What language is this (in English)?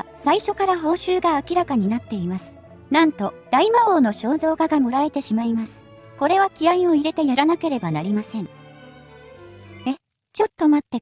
Japanese